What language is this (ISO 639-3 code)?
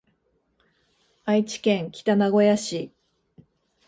jpn